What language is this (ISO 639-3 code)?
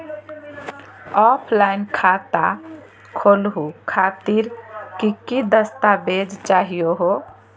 mag